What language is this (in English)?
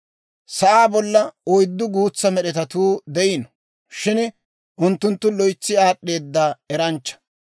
Dawro